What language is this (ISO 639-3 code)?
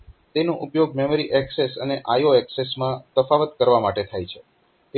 guj